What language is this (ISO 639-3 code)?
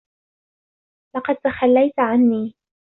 ara